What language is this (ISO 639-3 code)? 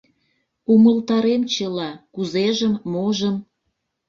chm